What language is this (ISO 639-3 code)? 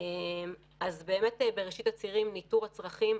heb